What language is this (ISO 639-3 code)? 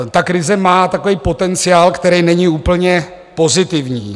ces